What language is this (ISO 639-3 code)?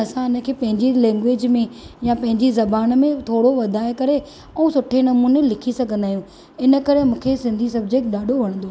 snd